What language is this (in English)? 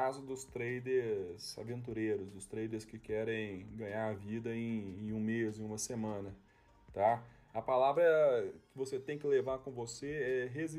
Portuguese